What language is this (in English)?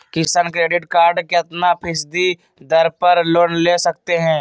Magahi